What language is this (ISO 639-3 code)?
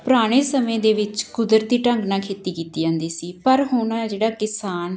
pan